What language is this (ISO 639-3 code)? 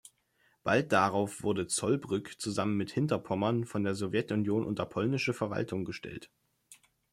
deu